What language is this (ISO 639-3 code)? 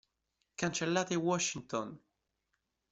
ita